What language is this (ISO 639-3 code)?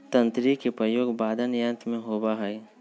mag